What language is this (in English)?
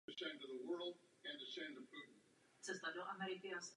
Czech